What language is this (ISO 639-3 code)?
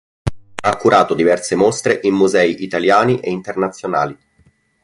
ita